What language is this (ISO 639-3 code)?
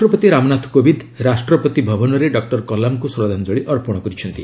ori